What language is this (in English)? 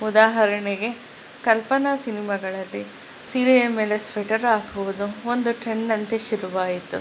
Kannada